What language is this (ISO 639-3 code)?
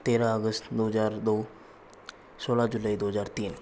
hin